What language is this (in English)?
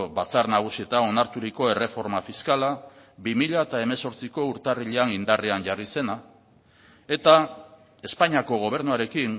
Basque